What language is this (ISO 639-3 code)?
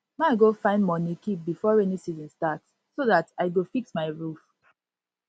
pcm